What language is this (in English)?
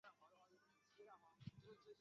Chinese